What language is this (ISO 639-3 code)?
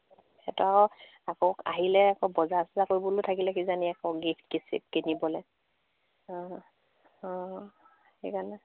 asm